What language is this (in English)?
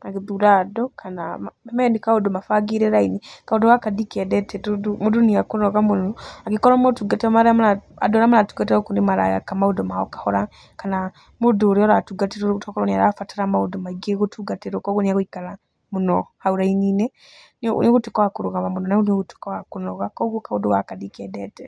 Kikuyu